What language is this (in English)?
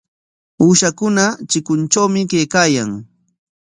Corongo Ancash Quechua